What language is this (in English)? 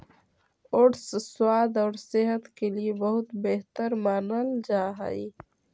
Magahi